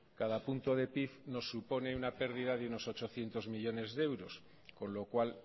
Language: Spanish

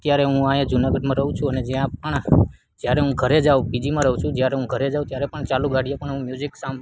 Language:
Gujarati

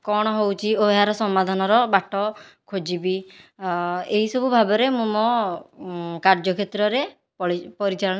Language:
Odia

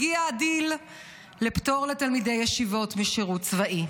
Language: Hebrew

